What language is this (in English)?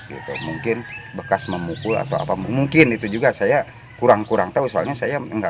Indonesian